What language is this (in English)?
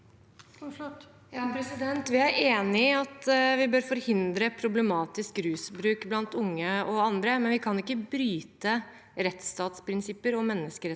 Norwegian